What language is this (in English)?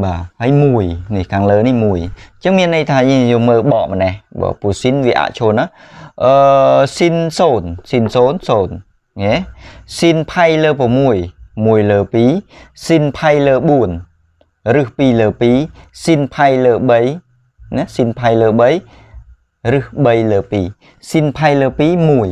Vietnamese